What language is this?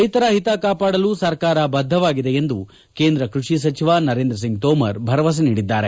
Kannada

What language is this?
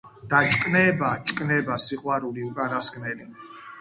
Georgian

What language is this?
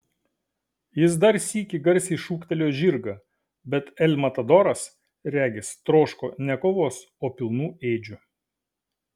Lithuanian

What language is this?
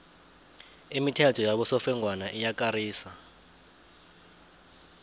South Ndebele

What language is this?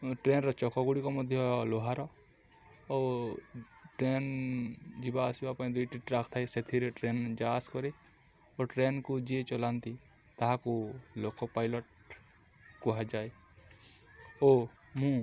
Odia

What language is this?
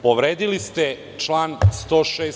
Serbian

